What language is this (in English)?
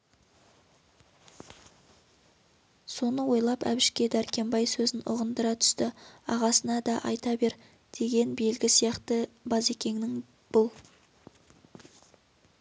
Kazakh